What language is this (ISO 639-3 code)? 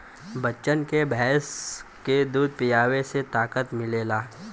bho